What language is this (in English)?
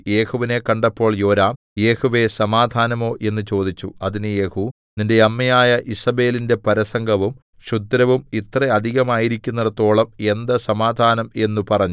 Malayalam